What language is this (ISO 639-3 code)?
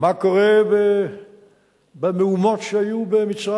heb